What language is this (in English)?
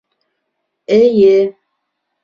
Bashkir